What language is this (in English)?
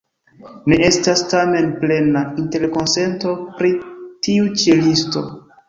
Esperanto